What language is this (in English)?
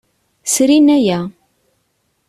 Kabyle